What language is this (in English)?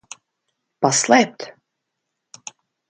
Latvian